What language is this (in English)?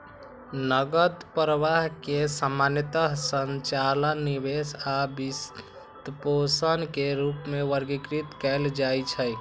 Maithili